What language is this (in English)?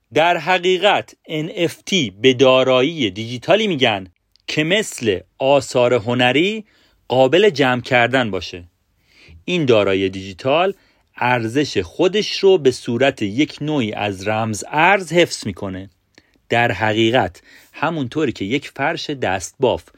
Persian